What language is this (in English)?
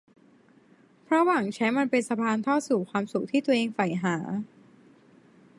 Thai